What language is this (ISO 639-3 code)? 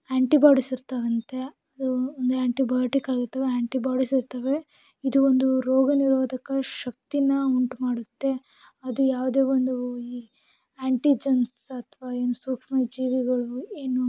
kan